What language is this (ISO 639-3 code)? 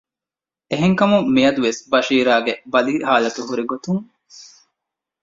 div